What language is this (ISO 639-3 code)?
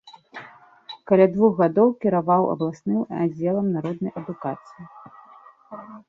bel